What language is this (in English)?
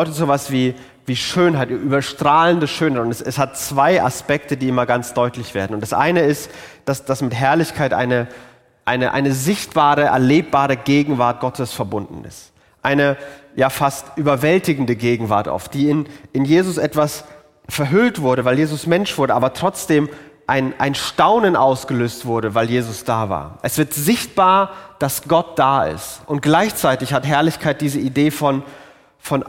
German